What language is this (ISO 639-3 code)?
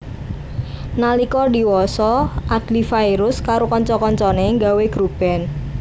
jav